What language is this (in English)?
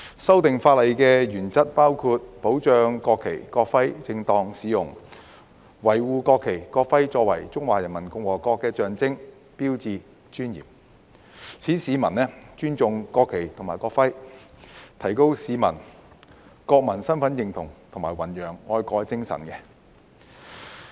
Cantonese